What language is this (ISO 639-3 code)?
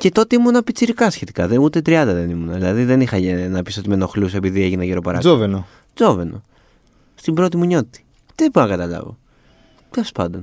ell